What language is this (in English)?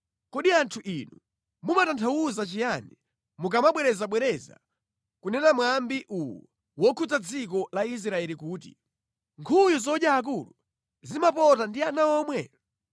Nyanja